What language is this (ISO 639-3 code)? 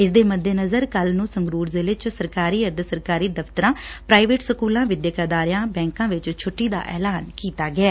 pan